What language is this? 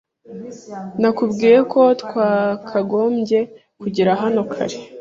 Kinyarwanda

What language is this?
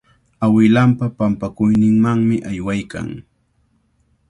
Cajatambo North Lima Quechua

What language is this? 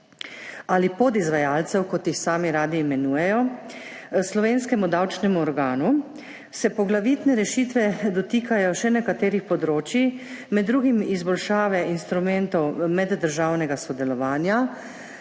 Slovenian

